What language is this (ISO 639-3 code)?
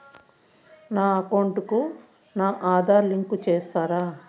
tel